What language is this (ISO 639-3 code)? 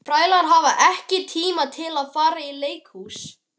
isl